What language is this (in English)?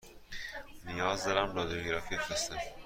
Persian